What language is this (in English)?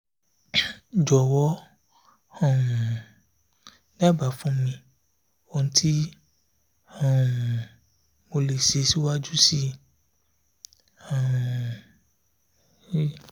Yoruba